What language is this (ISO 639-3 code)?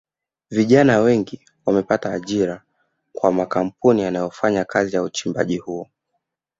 swa